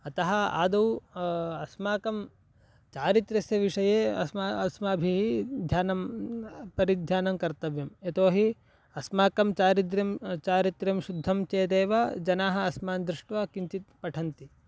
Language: Sanskrit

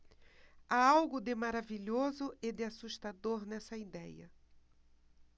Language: Portuguese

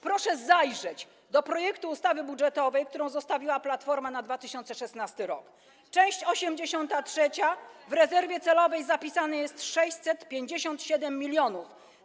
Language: Polish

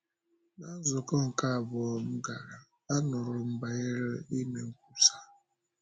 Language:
Igbo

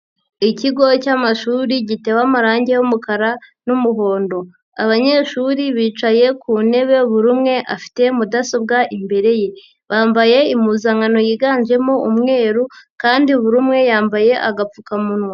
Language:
Kinyarwanda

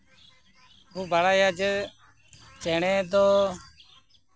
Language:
Santali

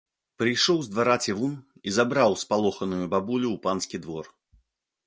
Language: Belarusian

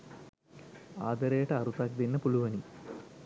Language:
Sinhala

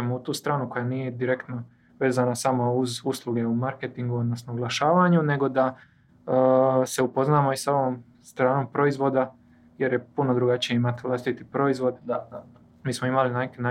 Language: Croatian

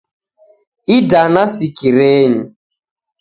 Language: Taita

